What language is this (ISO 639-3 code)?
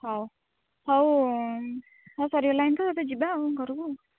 ori